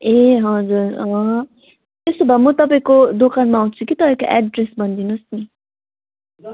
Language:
Nepali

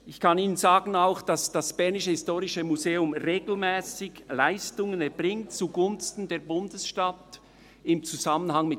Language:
Swiss German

